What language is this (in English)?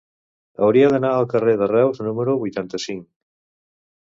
Catalan